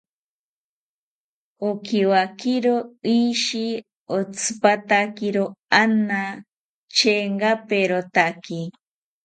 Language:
South Ucayali Ashéninka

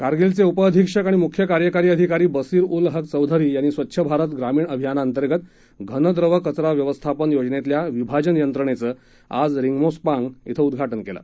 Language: Marathi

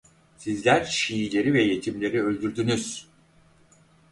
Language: Turkish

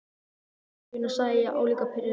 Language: Icelandic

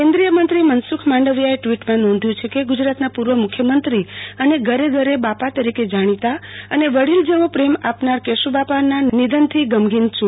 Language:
Gujarati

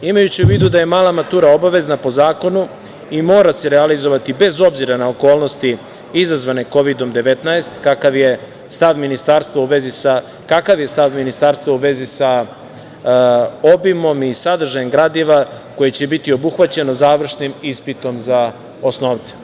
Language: Serbian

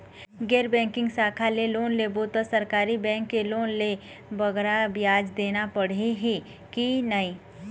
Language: Chhattisgarhi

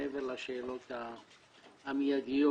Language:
Hebrew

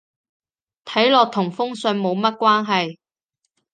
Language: Cantonese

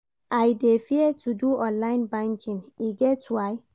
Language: Nigerian Pidgin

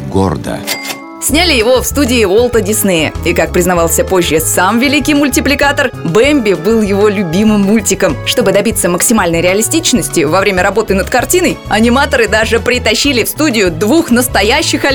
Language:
Russian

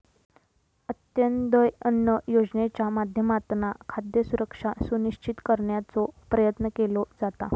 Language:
Marathi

